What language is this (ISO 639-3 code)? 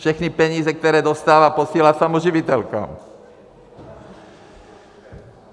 ces